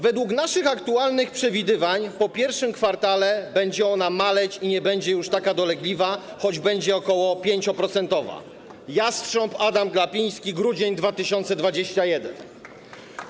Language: Polish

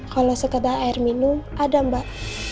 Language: Indonesian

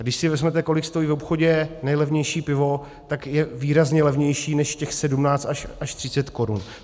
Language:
Czech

